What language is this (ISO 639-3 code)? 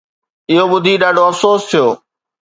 snd